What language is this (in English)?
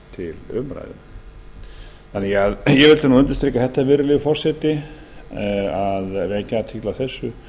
Icelandic